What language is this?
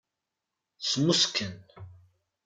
Kabyle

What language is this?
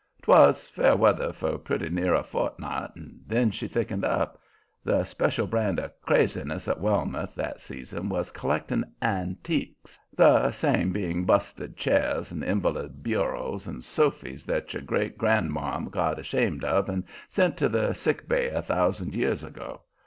English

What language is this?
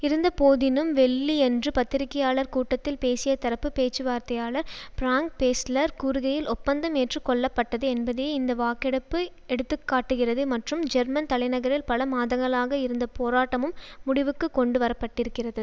Tamil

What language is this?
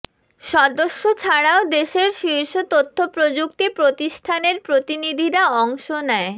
Bangla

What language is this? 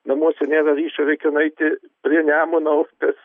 Lithuanian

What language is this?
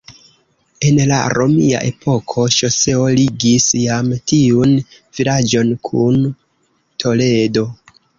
Esperanto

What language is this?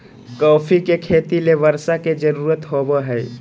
Magahi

